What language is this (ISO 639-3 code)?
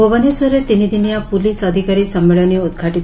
ori